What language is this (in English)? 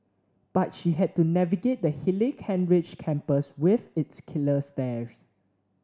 English